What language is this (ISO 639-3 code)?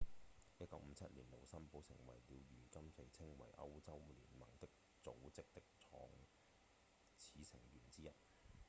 yue